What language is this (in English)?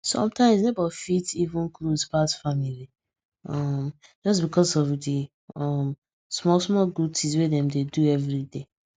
Nigerian Pidgin